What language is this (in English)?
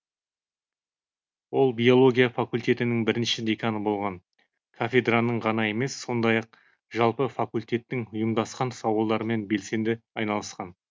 Kazakh